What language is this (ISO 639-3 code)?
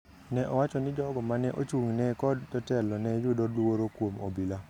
luo